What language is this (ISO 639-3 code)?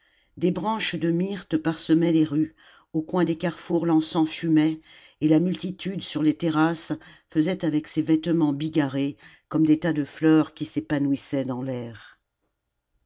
fra